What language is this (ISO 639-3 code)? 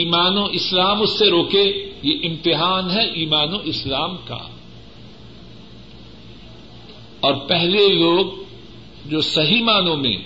urd